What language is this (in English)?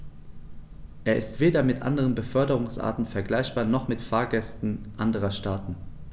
German